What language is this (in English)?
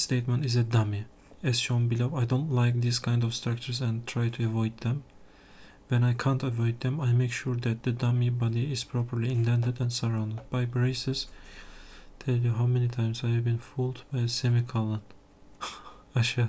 Turkish